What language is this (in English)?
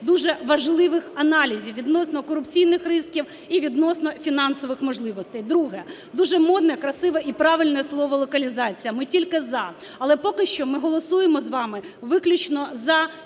Ukrainian